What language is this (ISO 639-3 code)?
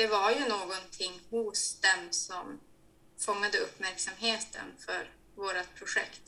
swe